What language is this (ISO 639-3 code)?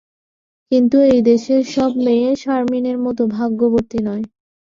ben